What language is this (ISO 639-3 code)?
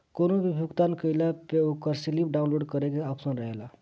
bho